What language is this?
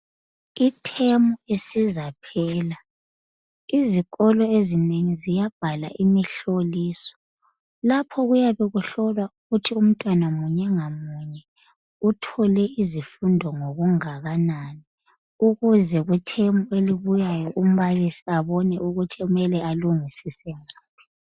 North Ndebele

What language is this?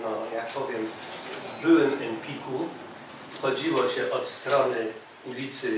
Polish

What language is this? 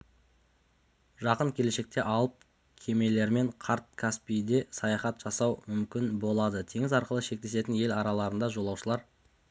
Kazakh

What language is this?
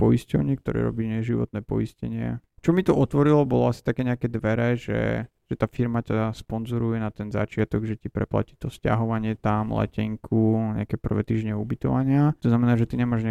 Slovak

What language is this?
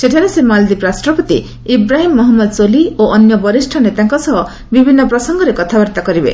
Odia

